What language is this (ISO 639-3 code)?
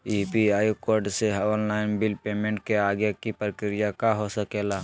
mag